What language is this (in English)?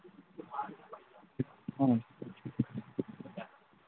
Manipuri